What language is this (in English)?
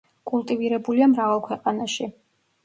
Georgian